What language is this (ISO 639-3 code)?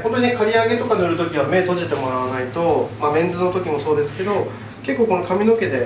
jpn